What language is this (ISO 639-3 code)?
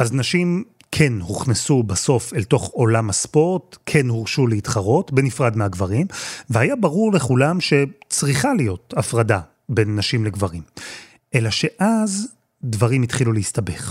heb